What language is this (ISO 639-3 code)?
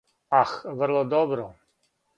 srp